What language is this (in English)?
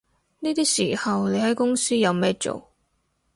Cantonese